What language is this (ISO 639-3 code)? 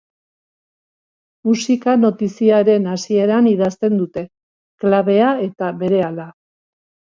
eus